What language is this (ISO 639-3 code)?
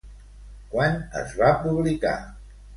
cat